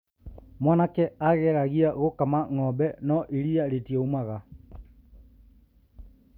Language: Kikuyu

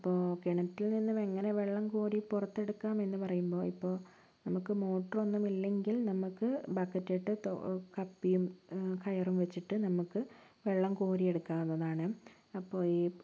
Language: Malayalam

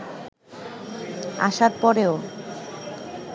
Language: Bangla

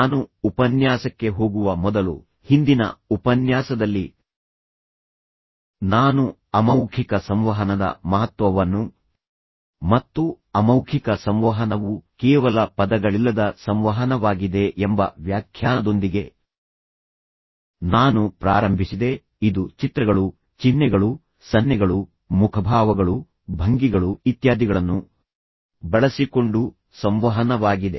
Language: Kannada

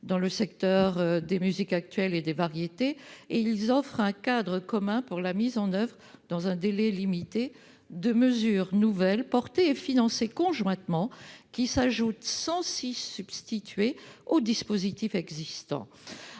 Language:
French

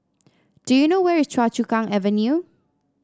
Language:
English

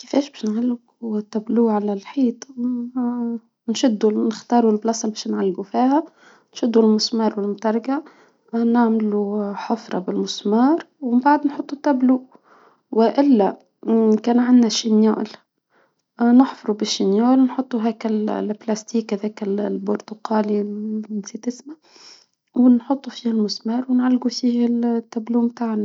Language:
Tunisian Arabic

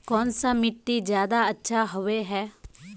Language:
Magahi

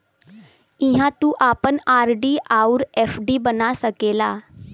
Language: Bhojpuri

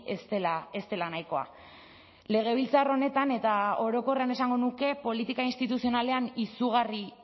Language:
Basque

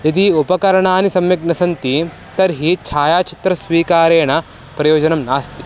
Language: Sanskrit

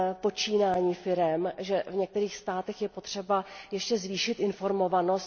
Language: Czech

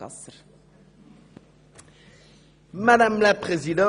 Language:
Swiss German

